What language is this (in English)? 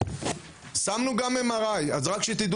Hebrew